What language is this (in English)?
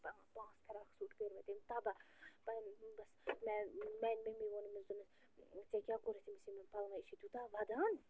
Kashmiri